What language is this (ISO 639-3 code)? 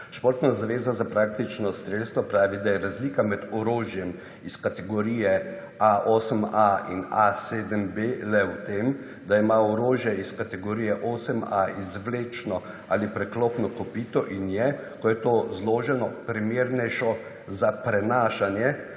slv